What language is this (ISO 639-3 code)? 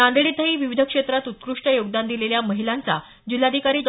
mar